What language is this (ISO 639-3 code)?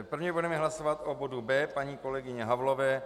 ces